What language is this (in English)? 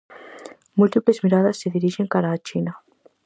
Galician